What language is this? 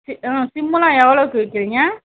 Tamil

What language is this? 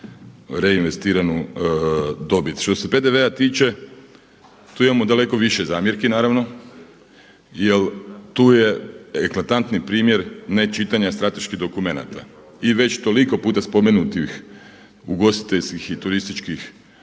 Croatian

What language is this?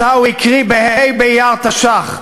Hebrew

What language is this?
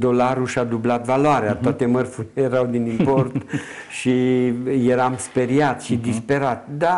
Romanian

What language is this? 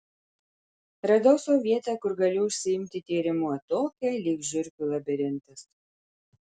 Lithuanian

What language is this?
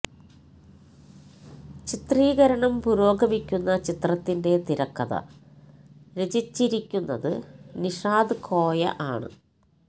Malayalam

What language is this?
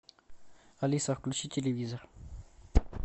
Russian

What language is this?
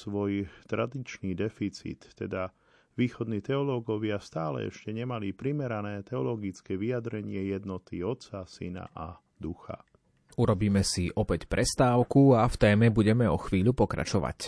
Slovak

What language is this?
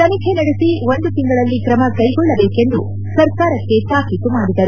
Kannada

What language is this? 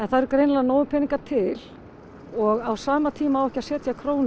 Icelandic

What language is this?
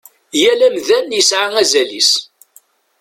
Kabyle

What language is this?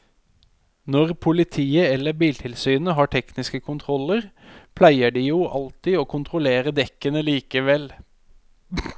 Norwegian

